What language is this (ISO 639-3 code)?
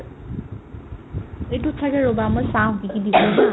asm